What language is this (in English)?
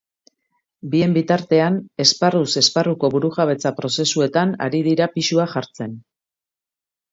Basque